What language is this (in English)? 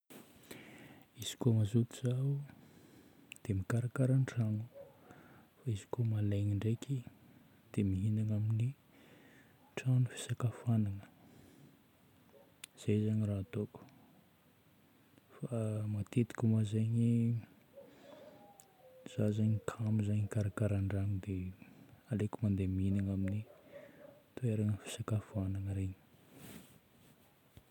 Northern Betsimisaraka Malagasy